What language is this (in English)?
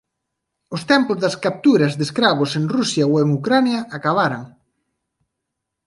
Galician